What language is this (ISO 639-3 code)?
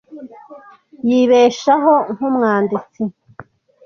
kin